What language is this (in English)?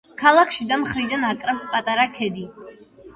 Georgian